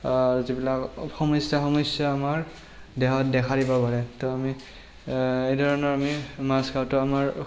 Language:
Assamese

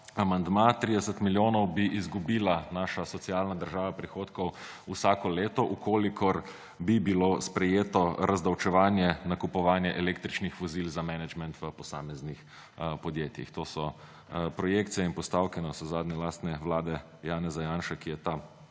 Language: Slovenian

